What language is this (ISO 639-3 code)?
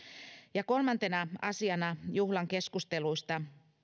fin